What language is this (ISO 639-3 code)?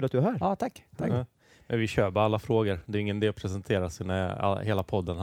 swe